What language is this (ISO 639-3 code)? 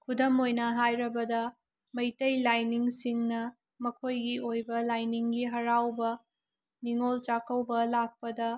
mni